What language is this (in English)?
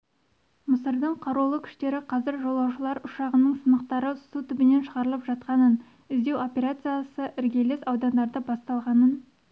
Kazakh